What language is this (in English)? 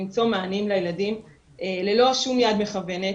Hebrew